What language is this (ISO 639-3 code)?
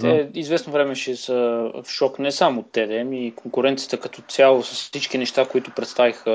bul